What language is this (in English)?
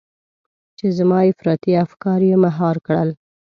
Pashto